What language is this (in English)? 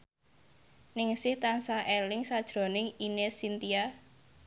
Javanese